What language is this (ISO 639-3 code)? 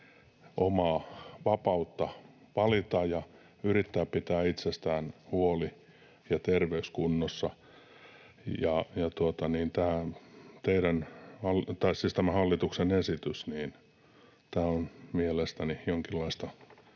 fin